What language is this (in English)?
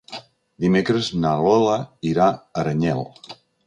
Catalan